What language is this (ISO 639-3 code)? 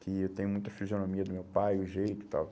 por